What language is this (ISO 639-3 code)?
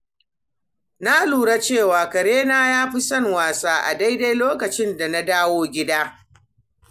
hau